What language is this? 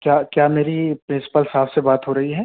Urdu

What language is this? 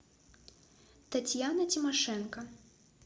Russian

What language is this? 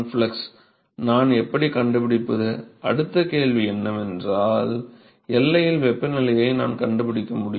Tamil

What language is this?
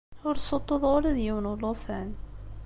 Kabyle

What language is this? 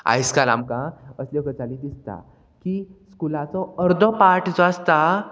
Konkani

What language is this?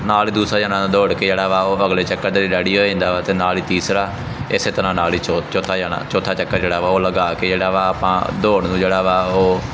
Punjabi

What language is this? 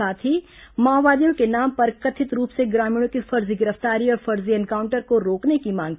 Hindi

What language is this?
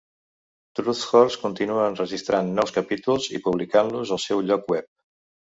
Catalan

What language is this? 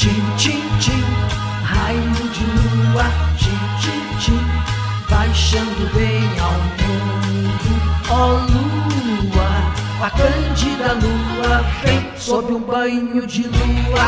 Portuguese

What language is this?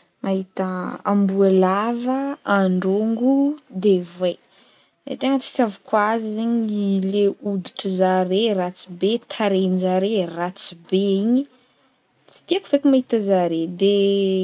Northern Betsimisaraka Malagasy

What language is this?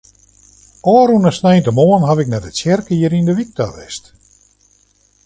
Western Frisian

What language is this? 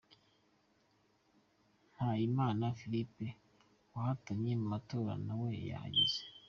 Kinyarwanda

